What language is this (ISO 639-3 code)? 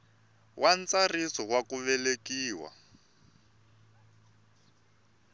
tso